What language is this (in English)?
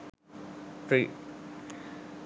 Sinhala